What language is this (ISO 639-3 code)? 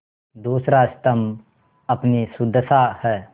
hin